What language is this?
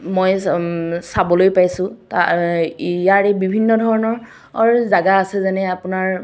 Assamese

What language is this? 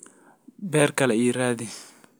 Somali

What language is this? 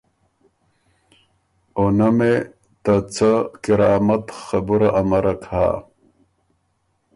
Ormuri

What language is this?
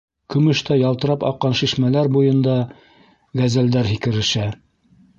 Bashkir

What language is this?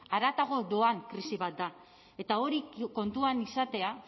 Basque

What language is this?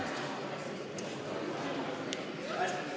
Estonian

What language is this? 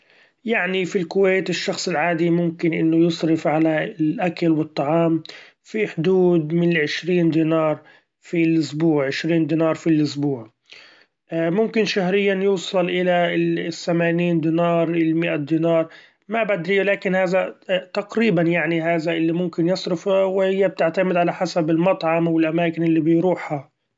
Gulf Arabic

